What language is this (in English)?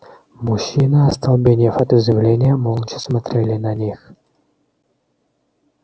Russian